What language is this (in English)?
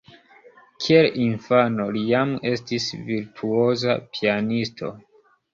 Esperanto